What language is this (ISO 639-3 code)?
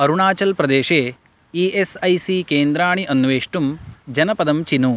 san